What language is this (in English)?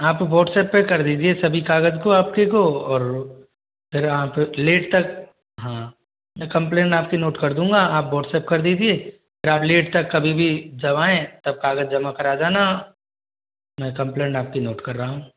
Hindi